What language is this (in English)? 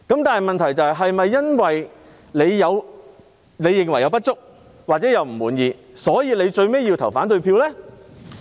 Cantonese